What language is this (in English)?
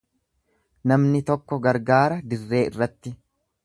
Oromo